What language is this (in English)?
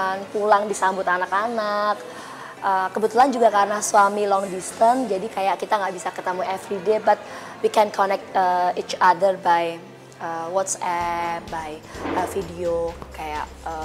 Indonesian